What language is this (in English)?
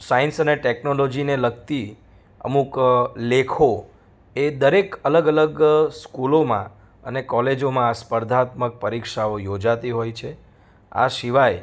Gujarati